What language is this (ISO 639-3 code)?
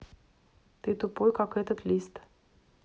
rus